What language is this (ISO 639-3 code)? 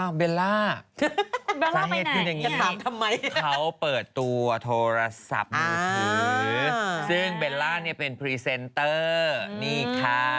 tha